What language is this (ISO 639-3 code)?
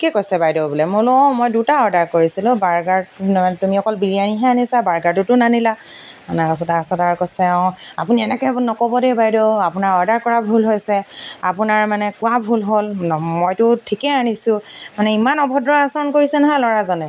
asm